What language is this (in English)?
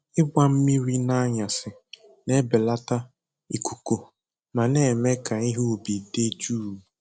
Igbo